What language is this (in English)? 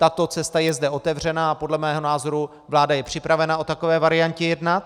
Czech